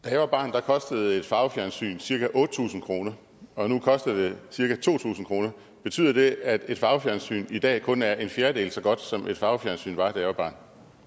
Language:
Danish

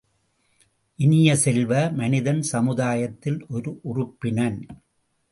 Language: Tamil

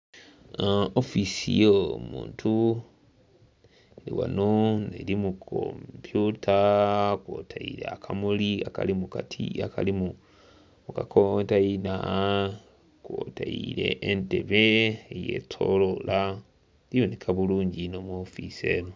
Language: Soga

